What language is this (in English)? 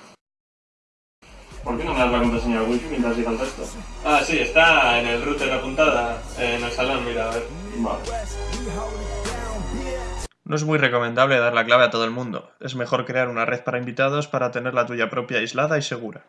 Spanish